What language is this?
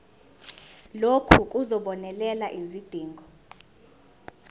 Zulu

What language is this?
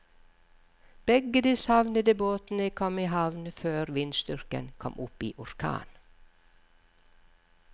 Norwegian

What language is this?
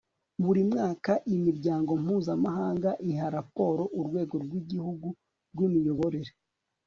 Kinyarwanda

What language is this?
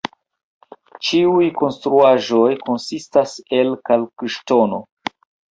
Esperanto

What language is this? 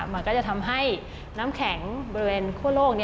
Thai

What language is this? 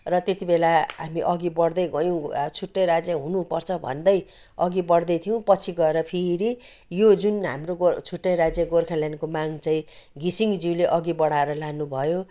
Nepali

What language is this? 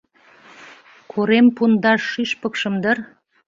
Mari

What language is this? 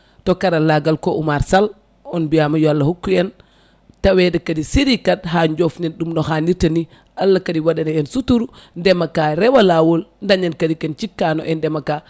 Fula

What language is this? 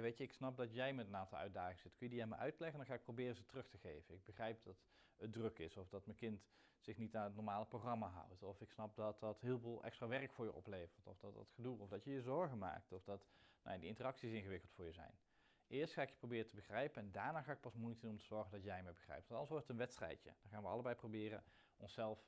Dutch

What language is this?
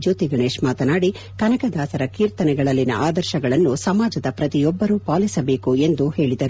Kannada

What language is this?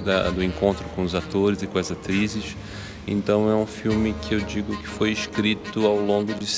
Portuguese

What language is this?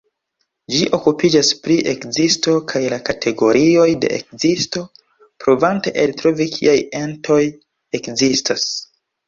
Esperanto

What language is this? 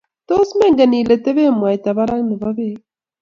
Kalenjin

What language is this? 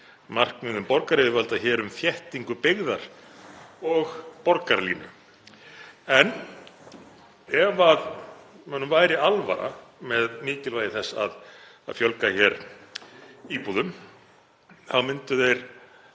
Icelandic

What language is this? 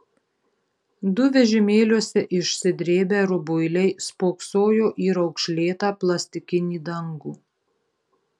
Lithuanian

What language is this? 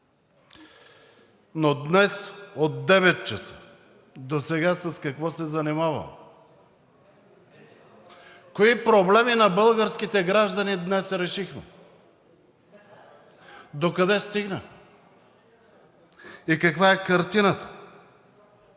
Bulgarian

